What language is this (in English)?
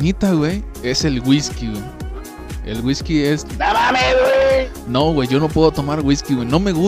Spanish